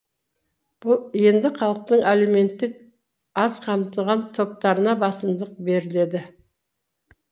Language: Kazakh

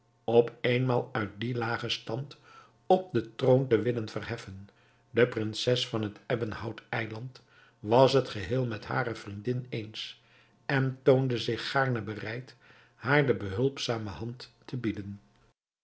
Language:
Dutch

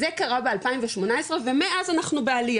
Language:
Hebrew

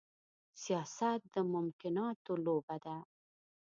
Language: Pashto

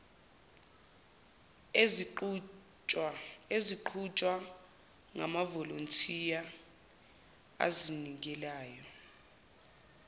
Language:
Zulu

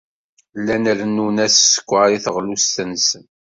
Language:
Kabyle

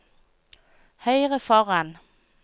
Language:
Norwegian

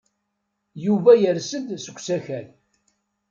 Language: Kabyle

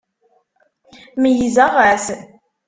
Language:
Kabyle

